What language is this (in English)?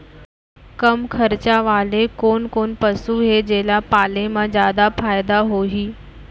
Chhattisgarhi